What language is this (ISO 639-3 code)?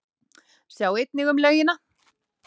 isl